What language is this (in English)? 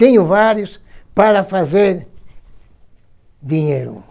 Portuguese